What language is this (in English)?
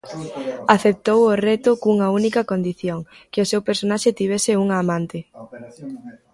Galician